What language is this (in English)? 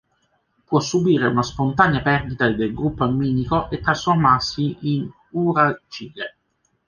Italian